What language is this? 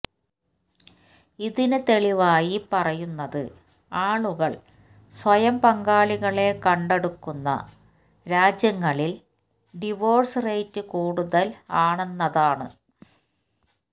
Malayalam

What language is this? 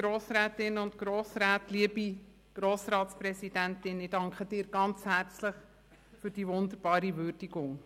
Swiss German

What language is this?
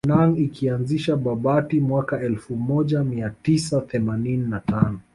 Swahili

